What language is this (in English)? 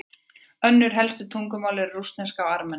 Icelandic